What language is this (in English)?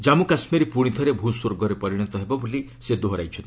Odia